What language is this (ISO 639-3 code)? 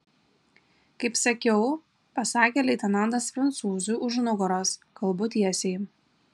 lit